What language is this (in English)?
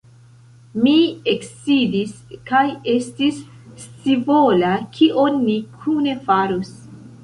Esperanto